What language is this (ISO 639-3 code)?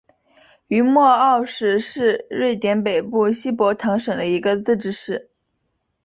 zho